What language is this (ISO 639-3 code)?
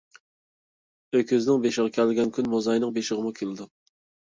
uig